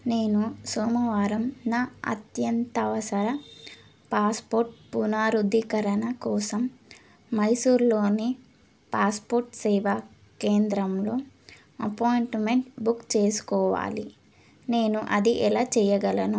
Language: Telugu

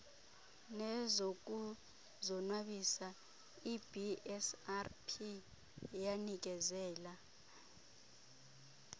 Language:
Xhosa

